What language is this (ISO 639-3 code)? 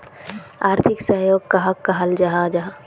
mag